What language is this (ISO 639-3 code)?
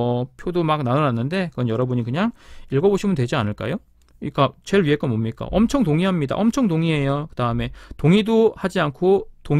kor